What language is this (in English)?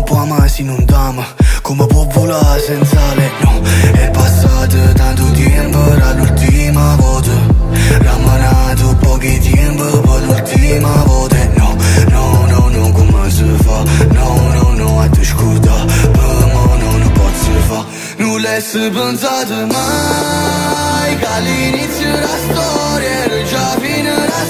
Romanian